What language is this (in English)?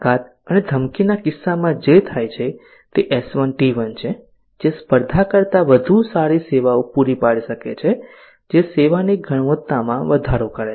Gujarati